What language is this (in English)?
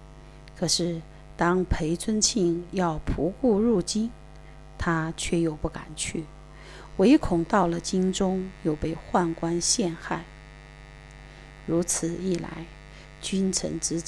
Chinese